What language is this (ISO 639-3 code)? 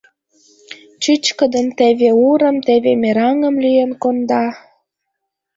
chm